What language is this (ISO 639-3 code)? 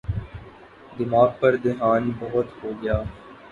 urd